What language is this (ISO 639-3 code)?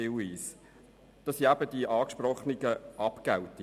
gsw